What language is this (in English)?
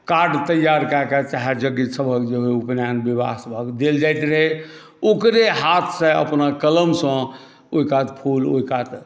Maithili